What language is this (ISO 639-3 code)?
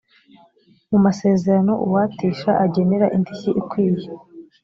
kin